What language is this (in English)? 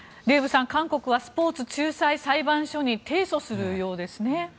Japanese